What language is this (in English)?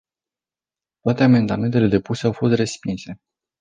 Romanian